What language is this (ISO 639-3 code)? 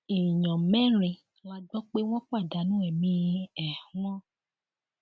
yor